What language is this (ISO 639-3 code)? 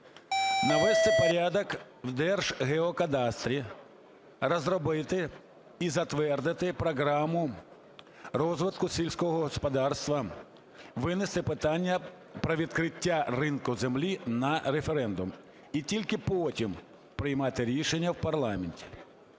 ukr